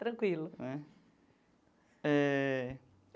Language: Portuguese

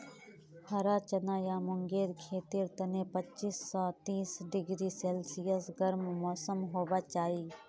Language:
Magahi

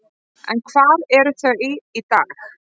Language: Icelandic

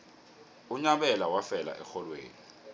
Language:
South Ndebele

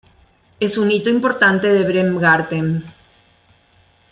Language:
Spanish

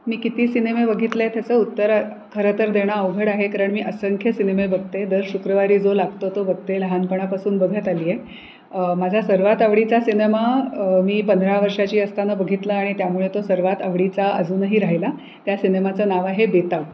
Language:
Marathi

